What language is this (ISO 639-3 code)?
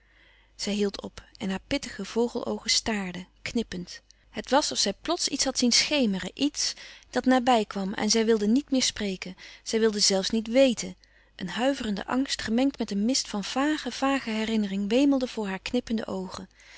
nld